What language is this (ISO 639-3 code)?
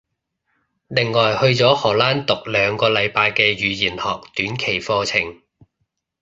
yue